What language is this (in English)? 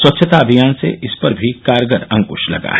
Hindi